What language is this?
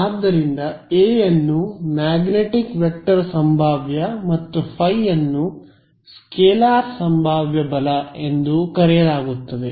Kannada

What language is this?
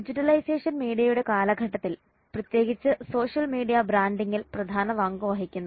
Malayalam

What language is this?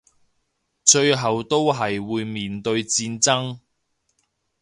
Cantonese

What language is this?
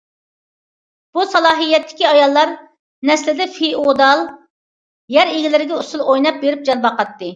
Uyghur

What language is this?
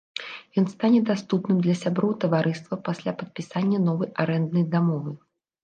Belarusian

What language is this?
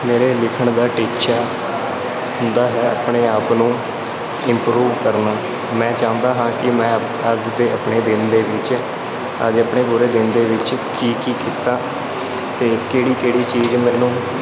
Punjabi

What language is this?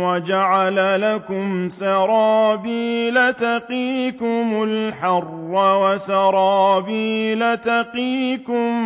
Arabic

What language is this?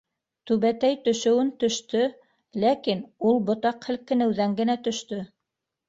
Bashkir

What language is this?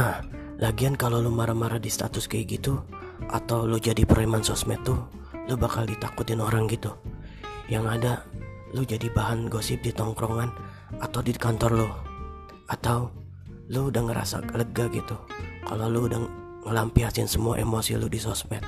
Indonesian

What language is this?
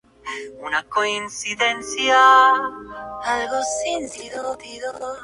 Spanish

